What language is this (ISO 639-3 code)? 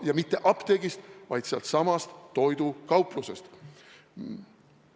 est